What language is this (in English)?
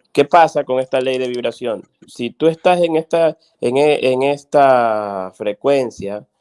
Spanish